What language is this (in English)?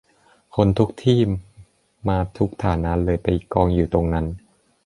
Thai